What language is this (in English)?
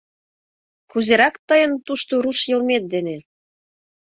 Mari